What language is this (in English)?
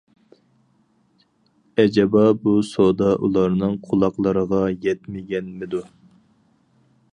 Uyghur